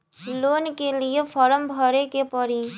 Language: Bhojpuri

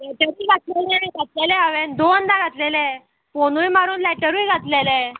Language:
Konkani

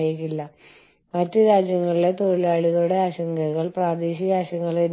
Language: Malayalam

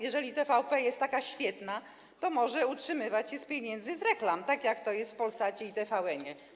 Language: Polish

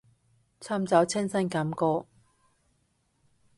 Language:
Cantonese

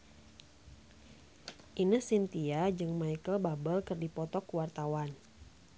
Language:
Sundanese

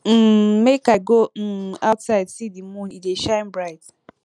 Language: Nigerian Pidgin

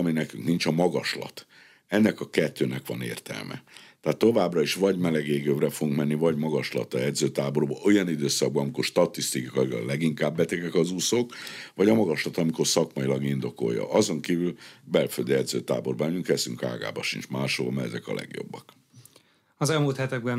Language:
Hungarian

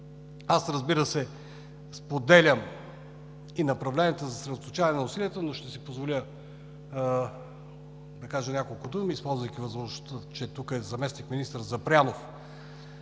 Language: Bulgarian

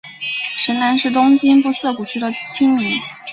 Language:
Chinese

